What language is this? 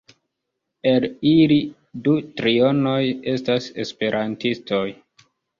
Esperanto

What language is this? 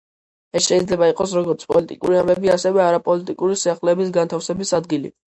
Georgian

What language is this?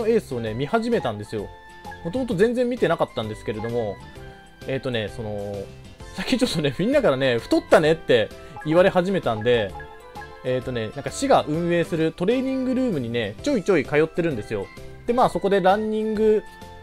Japanese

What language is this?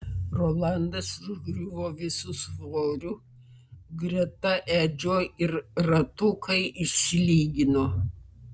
Lithuanian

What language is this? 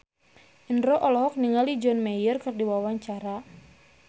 Sundanese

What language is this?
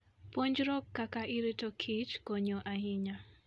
Luo (Kenya and Tanzania)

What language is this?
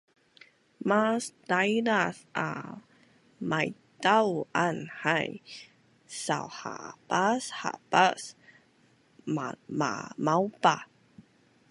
Bunun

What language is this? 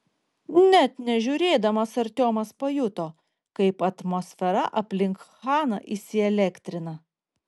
Lithuanian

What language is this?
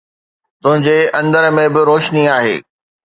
Sindhi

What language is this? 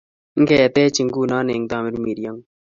Kalenjin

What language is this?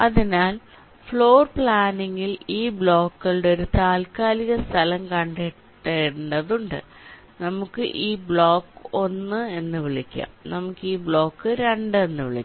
Malayalam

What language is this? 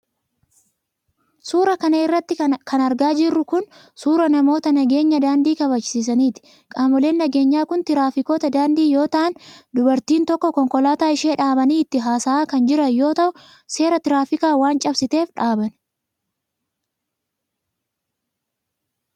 Oromo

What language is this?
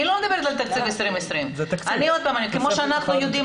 Hebrew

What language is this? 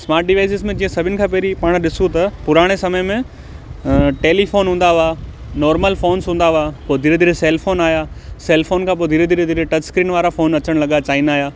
Sindhi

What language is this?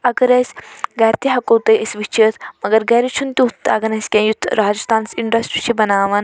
Kashmiri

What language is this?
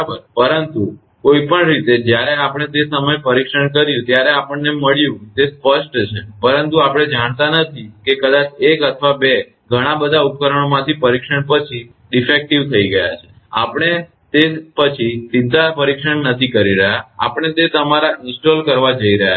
Gujarati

